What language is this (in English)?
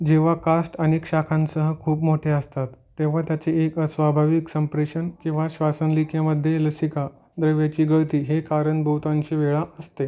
Marathi